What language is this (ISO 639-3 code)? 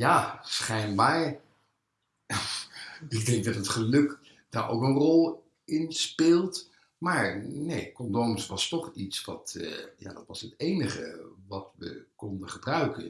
nld